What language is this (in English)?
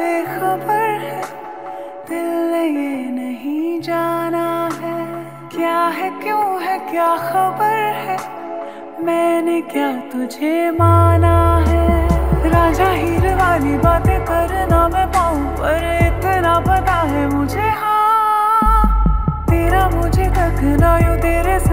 Hindi